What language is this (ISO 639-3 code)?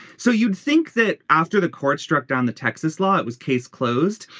eng